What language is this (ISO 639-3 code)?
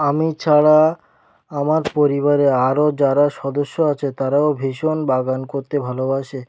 ben